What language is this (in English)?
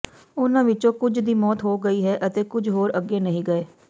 Punjabi